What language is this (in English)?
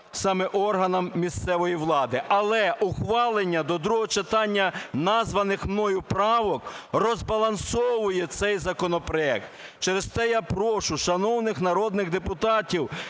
Ukrainian